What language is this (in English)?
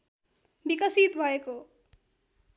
Nepali